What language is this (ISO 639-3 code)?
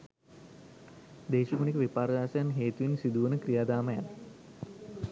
sin